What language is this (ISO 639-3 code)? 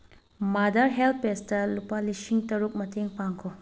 mni